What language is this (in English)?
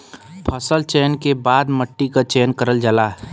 Bhojpuri